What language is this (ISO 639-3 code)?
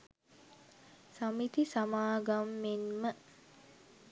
sin